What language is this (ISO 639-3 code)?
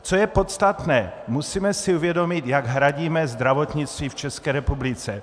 ces